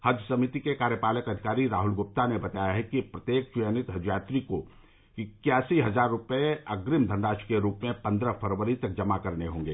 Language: Hindi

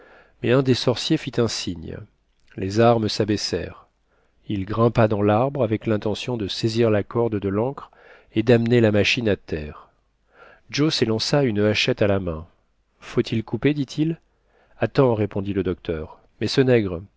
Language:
French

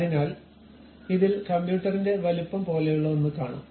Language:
Malayalam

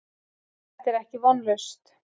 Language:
Icelandic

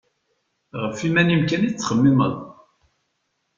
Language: Kabyle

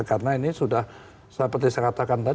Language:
Indonesian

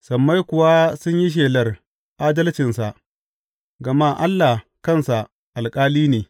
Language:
Hausa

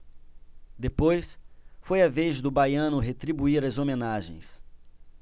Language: Portuguese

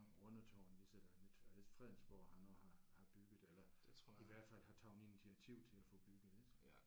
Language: Danish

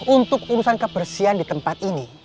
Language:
Indonesian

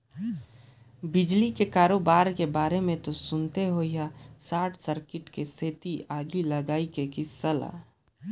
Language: Chhattisgarhi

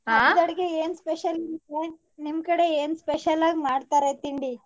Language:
Kannada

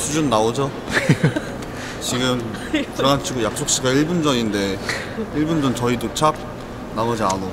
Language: Korean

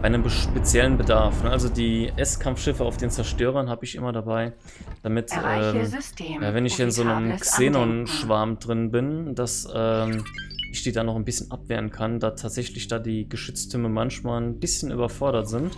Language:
German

